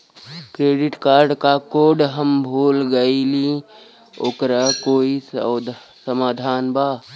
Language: Bhojpuri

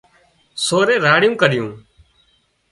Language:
Wadiyara Koli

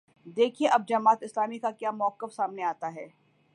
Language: Urdu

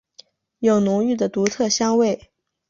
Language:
Chinese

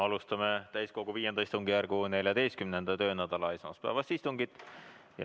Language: Estonian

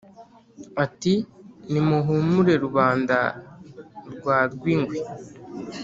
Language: Kinyarwanda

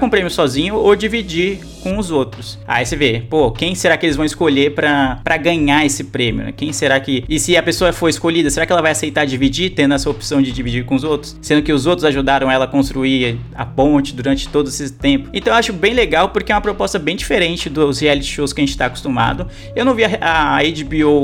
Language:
Portuguese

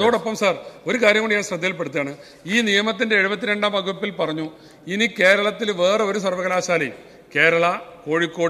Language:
Malayalam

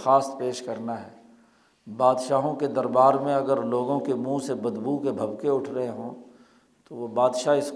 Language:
Urdu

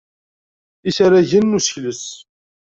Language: Kabyle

